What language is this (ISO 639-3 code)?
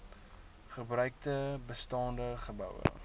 afr